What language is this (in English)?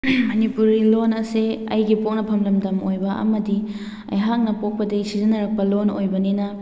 Manipuri